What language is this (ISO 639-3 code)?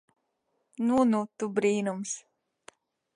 lav